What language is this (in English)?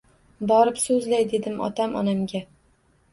Uzbek